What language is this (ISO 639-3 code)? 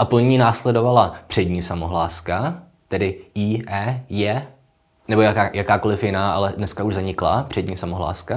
ces